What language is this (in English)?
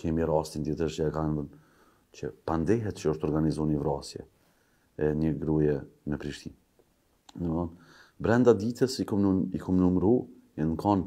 Romanian